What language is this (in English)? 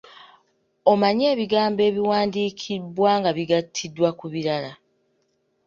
Ganda